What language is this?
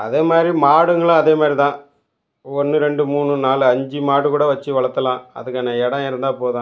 Tamil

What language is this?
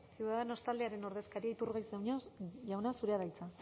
Basque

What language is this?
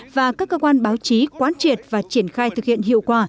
Vietnamese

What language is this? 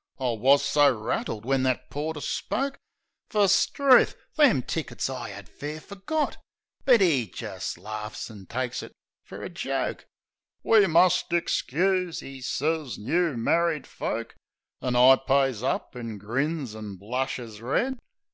English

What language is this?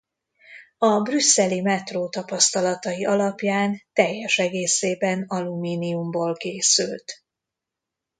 Hungarian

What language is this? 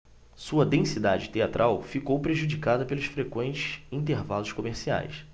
Portuguese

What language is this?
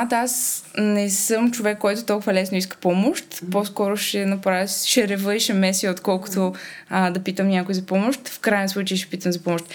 Bulgarian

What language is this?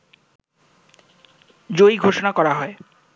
Bangla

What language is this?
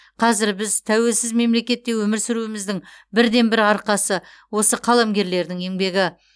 Kazakh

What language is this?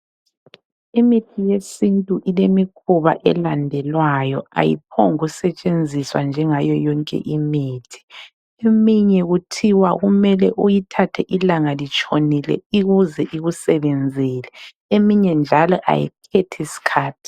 North Ndebele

